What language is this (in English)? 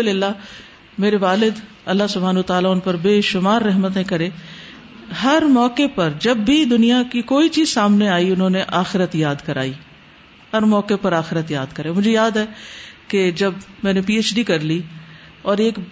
Urdu